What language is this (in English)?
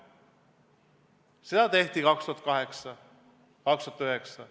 Estonian